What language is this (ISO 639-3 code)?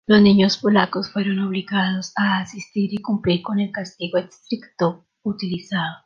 spa